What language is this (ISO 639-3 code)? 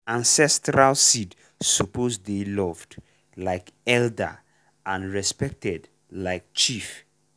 pcm